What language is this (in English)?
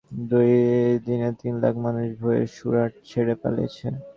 Bangla